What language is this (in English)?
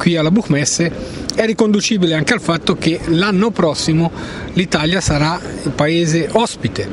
Italian